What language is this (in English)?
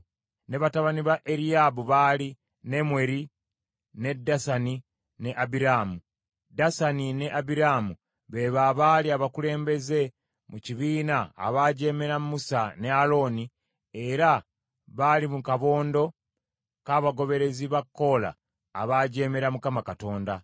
Ganda